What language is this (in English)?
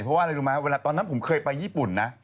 Thai